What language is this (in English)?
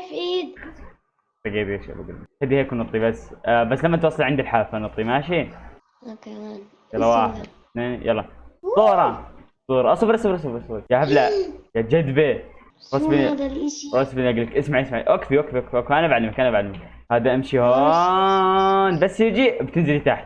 Arabic